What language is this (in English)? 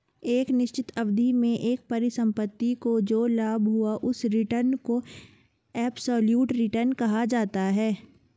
Hindi